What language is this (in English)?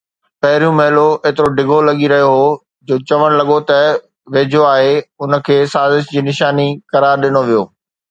Sindhi